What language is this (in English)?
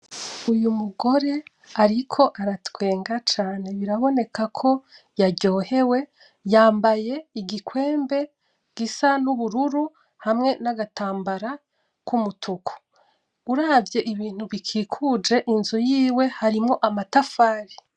Rundi